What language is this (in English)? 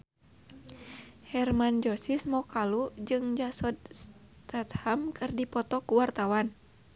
Sundanese